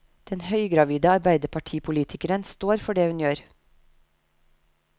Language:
Norwegian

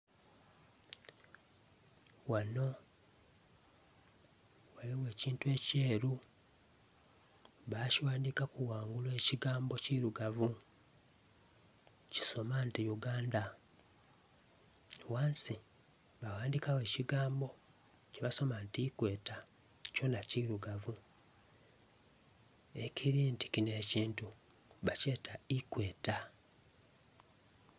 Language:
Soga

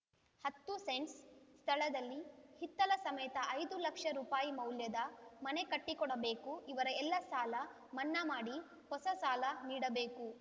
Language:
Kannada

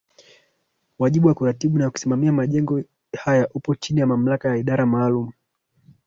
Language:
Swahili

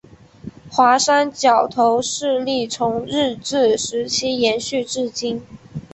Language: Chinese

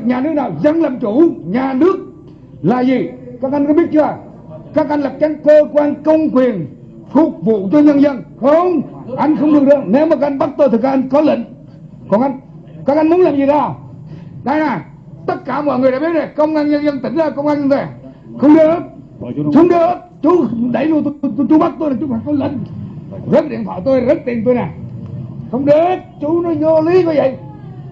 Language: Vietnamese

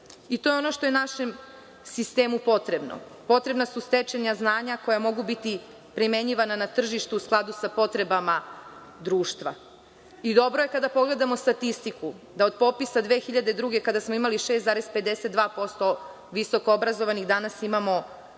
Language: Serbian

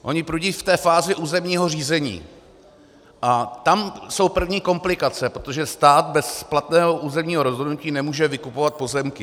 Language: Czech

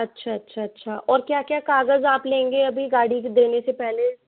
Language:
Hindi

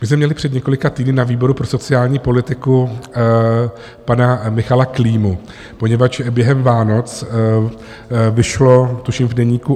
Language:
Czech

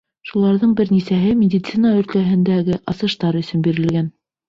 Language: Bashkir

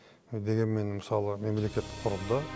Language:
Kazakh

